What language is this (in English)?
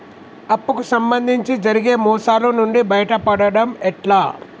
Telugu